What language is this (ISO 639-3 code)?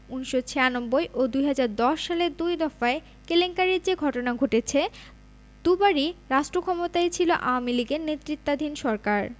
ben